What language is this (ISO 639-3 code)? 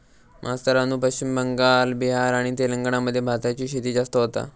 mar